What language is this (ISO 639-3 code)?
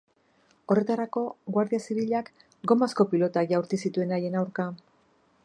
eus